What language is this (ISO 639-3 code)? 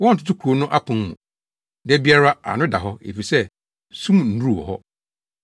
aka